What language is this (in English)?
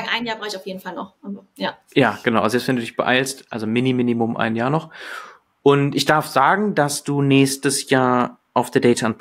German